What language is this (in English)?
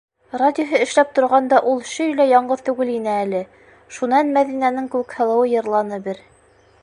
Bashkir